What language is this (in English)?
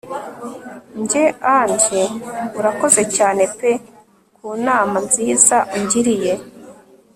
Kinyarwanda